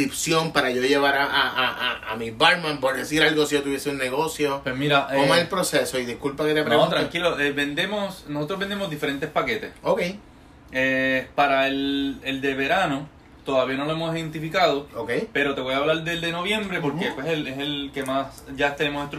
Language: Spanish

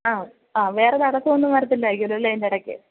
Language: Malayalam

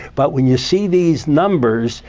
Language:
English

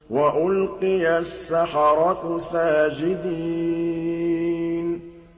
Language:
Arabic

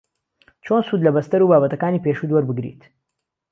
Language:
Central Kurdish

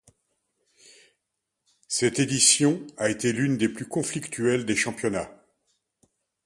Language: French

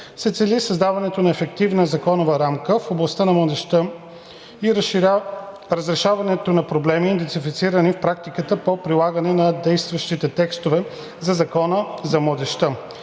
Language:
Bulgarian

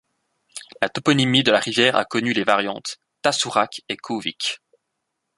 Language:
French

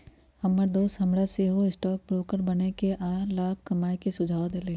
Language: Magahi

